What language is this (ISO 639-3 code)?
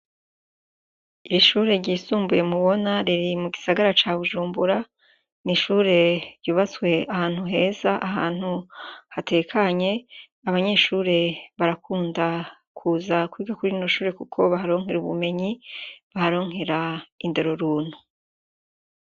run